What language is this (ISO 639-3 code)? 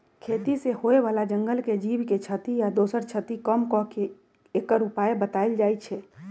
mag